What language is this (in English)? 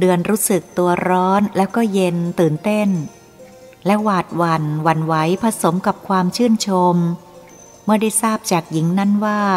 Thai